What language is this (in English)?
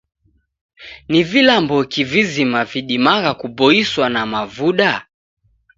Taita